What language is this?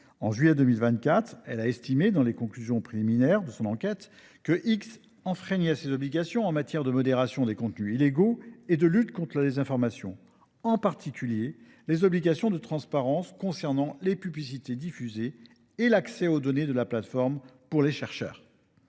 French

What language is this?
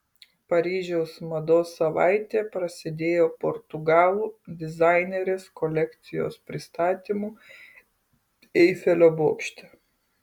Lithuanian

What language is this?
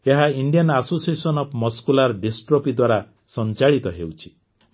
Odia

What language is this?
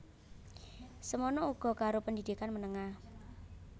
Javanese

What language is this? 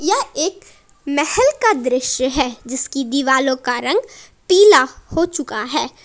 Hindi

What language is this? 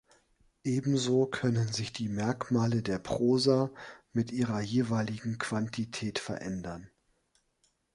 German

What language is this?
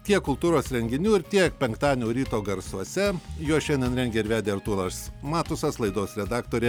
Lithuanian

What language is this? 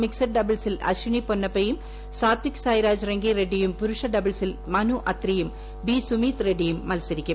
Malayalam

